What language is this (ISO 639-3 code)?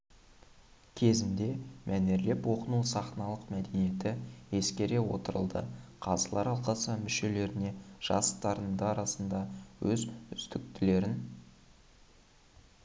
kaz